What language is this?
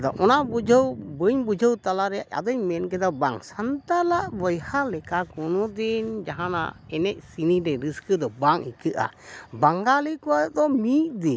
Santali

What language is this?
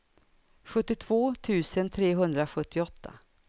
Swedish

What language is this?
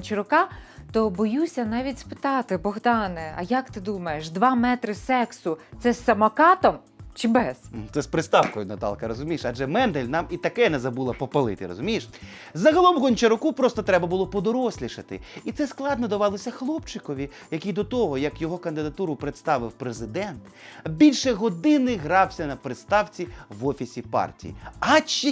Ukrainian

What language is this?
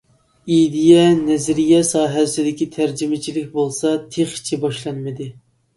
Uyghur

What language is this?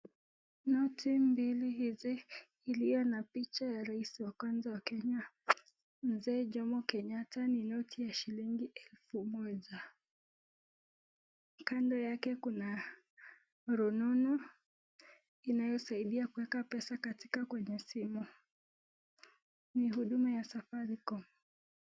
Swahili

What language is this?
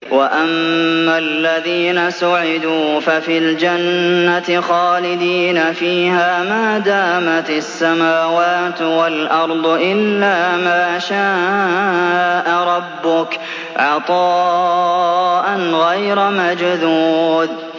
Arabic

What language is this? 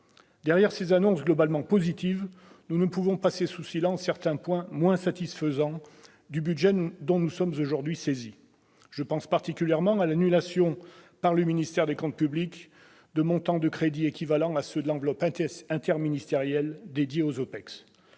French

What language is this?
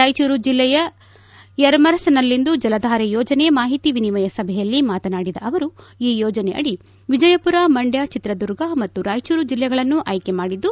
Kannada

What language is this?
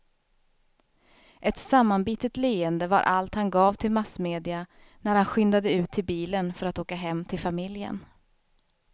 Swedish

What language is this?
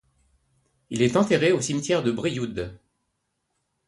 French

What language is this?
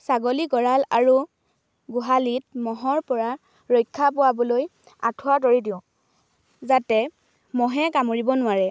Assamese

